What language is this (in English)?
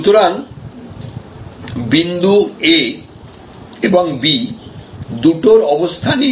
Bangla